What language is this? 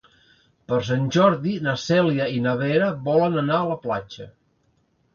Catalan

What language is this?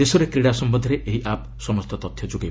Odia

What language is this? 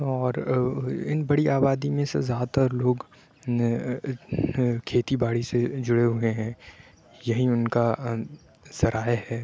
Urdu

